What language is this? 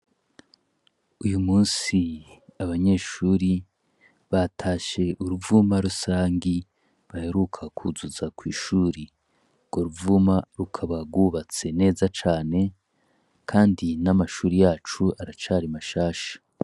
Rundi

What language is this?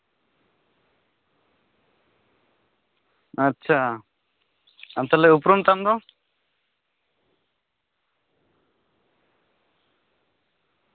Santali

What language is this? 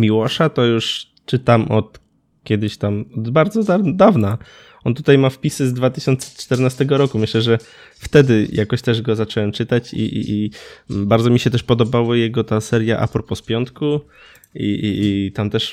Polish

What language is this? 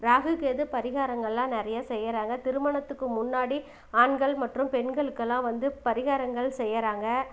Tamil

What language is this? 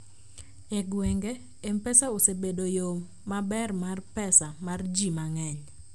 Luo (Kenya and Tanzania)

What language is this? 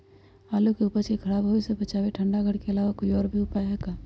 Magahi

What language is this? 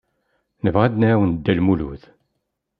Kabyle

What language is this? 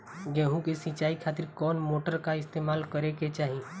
Bhojpuri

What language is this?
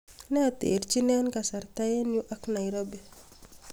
Kalenjin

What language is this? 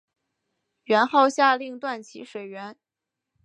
Chinese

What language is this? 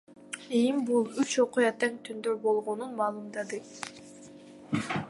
Kyrgyz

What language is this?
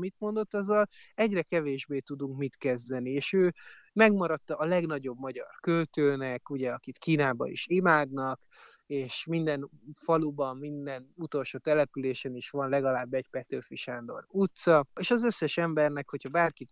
Hungarian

